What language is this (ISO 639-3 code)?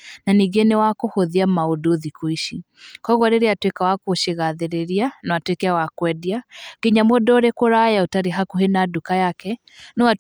kik